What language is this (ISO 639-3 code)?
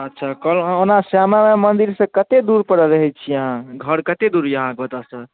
mai